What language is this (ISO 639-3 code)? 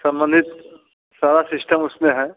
hin